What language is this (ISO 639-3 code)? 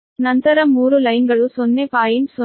kan